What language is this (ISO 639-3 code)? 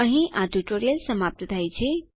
guj